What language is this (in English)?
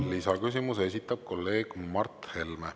Estonian